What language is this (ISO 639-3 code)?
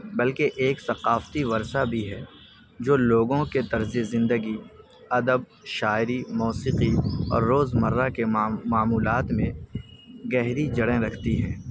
urd